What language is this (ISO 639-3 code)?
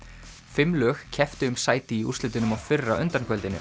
isl